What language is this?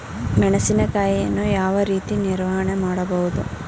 Kannada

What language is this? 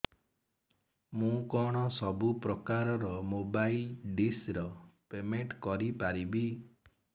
Odia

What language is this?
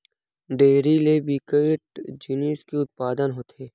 Chhattisgarhi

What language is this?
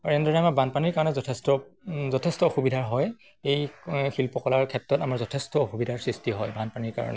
Assamese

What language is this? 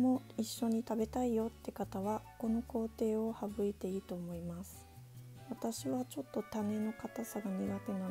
Japanese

